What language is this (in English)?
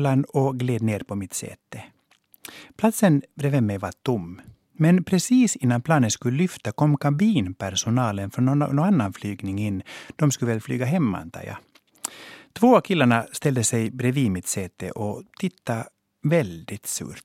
Swedish